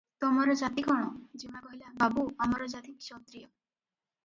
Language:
Odia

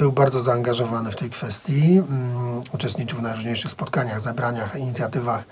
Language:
Polish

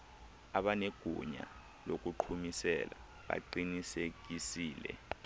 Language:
Xhosa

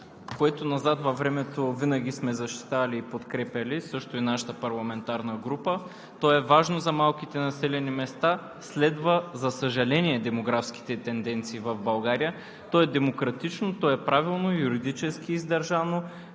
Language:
Bulgarian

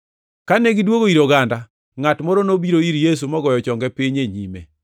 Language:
Luo (Kenya and Tanzania)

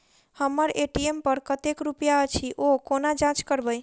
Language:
Maithili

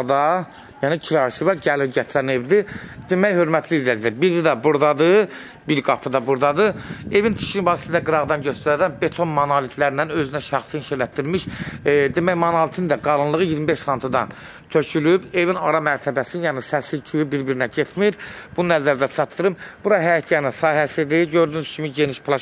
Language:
Turkish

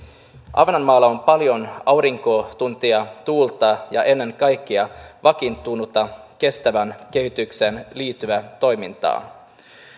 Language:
Finnish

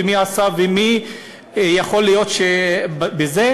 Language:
Hebrew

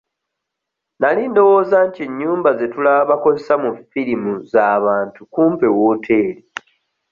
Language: Ganda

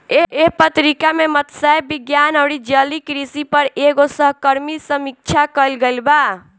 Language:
Bhojpuri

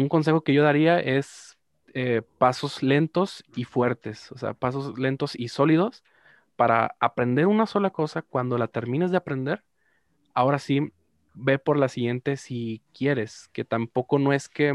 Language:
Spanish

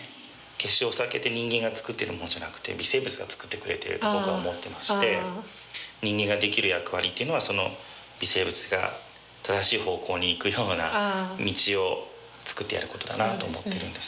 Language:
Japanese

